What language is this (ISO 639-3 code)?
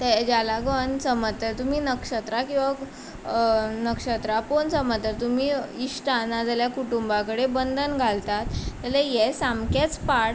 kok